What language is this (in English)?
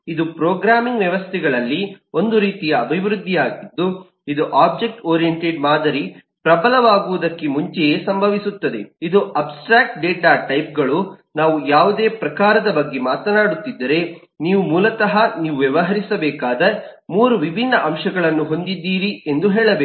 Kannada